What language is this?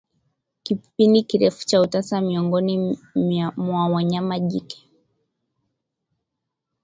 Swahili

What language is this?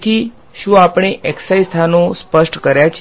Gujarati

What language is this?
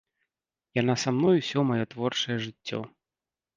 Belarusian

